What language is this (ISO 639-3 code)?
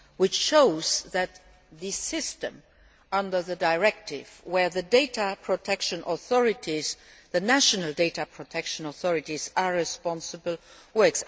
eng